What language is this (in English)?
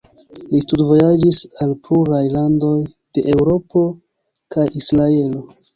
Esperanto